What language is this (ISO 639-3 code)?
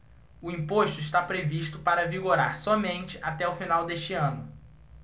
por